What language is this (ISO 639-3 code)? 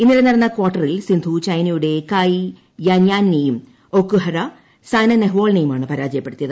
mal